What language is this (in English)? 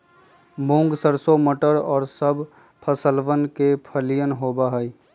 Magahi